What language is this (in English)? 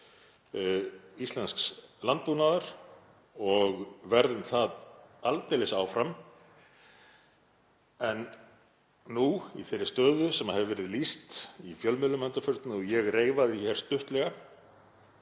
Icelandic